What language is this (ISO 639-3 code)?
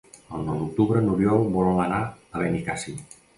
cat